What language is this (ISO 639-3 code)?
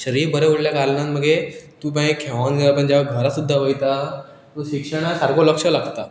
kok